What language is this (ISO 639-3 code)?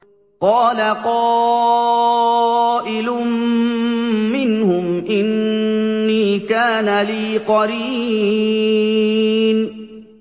ara